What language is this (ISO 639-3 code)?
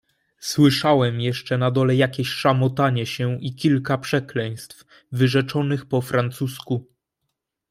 pol